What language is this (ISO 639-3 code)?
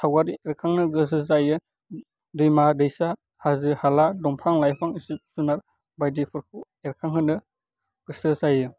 brx